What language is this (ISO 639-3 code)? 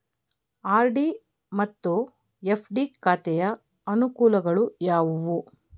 kan